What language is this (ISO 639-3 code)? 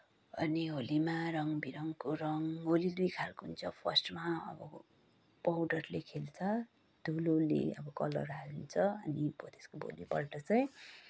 nep